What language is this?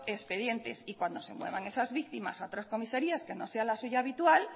Spanish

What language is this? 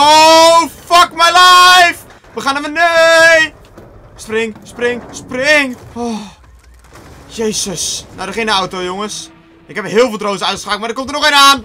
Dutch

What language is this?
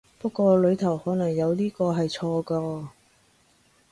Cantonese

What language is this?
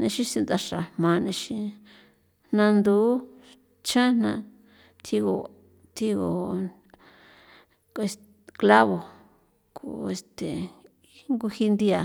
San Felipe Otlaltepec Popoloca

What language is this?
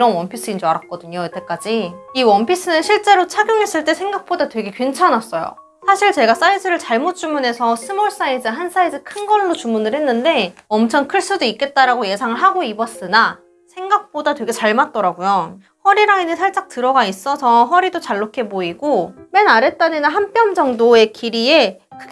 Korean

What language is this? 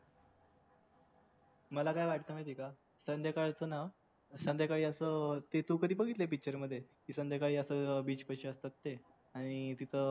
Marathi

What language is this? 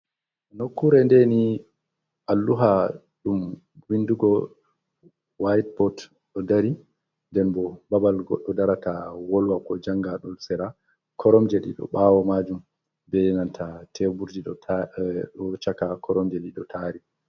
Fula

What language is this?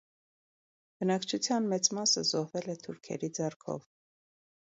Armenian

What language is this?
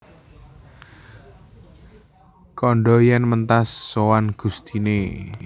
Javanese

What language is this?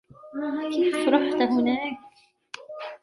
Arabic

